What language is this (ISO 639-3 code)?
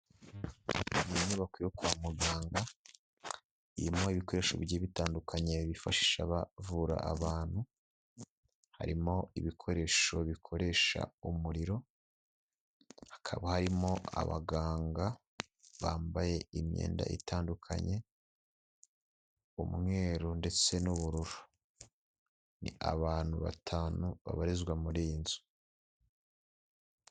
kin